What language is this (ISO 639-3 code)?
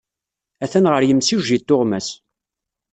kab